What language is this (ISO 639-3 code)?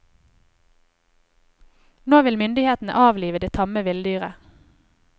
nor